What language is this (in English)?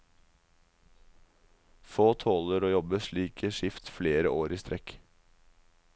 Norwegian